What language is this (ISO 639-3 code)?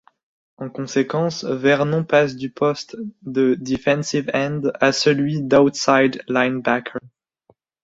fra